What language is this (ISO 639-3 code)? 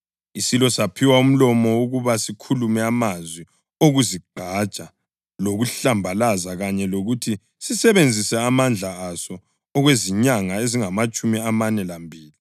nde